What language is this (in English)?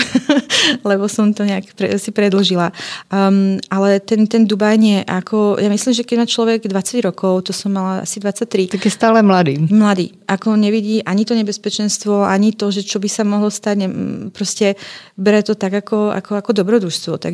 Czech